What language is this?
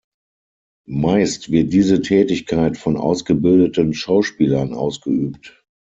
German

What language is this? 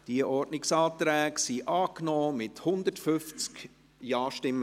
Swiss German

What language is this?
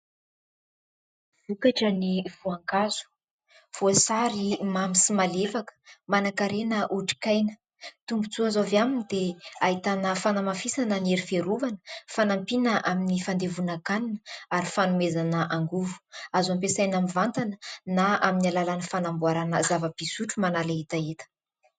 Malagasy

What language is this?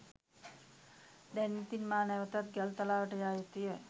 Sinhala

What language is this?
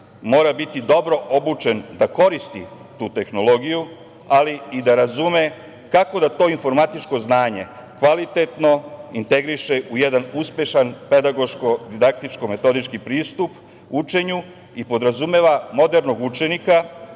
Serbian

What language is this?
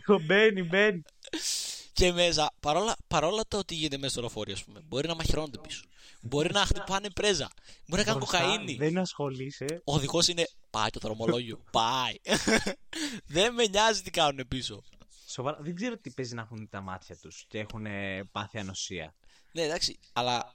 Greek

